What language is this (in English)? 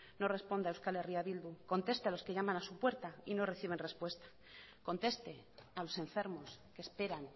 Spanish